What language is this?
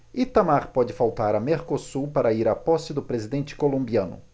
Portuguese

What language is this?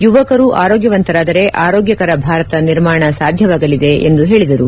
Kannada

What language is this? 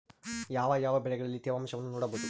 Kannada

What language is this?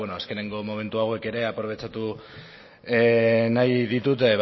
Basque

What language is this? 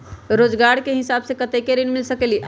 Magahi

